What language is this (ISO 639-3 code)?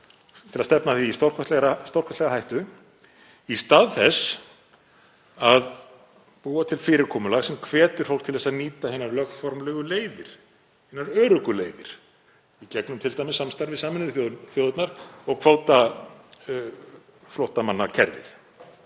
isl